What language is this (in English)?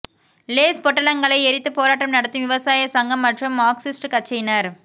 Tamil